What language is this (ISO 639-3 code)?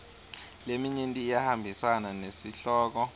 ssw